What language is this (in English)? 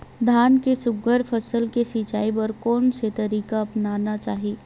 Chhattisgarhi